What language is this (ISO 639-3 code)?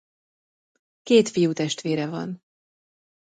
hun